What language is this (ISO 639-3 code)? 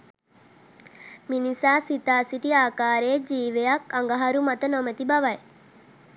sin